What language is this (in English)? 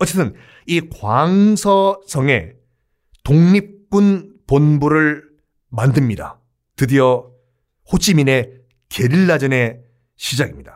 Korean